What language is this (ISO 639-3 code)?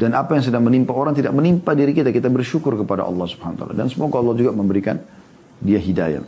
ind